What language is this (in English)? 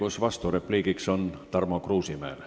Estonian